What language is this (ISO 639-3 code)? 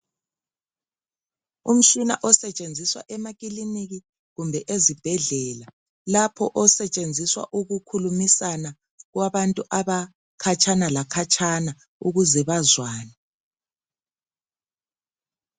nde